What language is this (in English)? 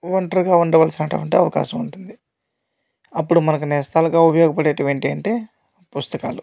Telugu